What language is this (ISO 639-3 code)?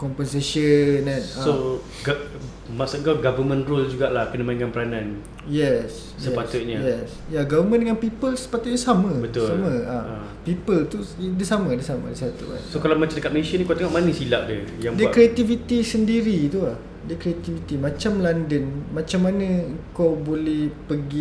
msa